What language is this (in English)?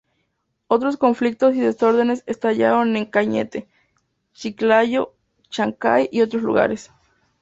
Spanish